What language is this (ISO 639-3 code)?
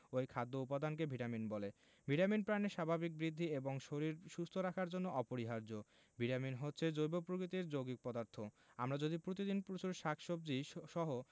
ben